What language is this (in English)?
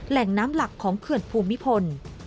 Thai